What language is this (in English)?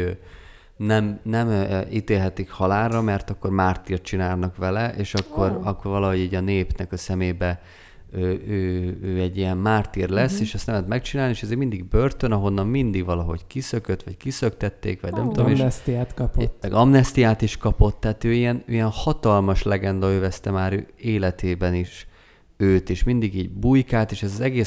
Hungarian